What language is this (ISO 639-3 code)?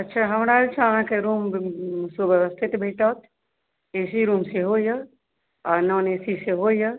mai